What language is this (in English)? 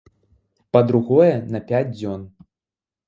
Belarusian